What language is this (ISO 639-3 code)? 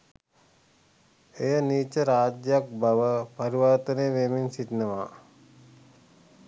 sin